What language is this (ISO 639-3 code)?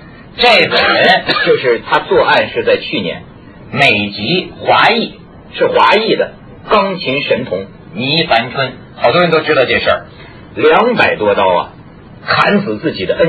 zho